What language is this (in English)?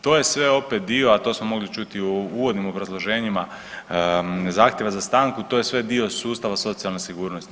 Croatian